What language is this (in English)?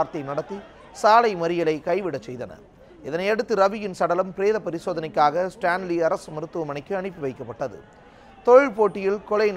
Tamil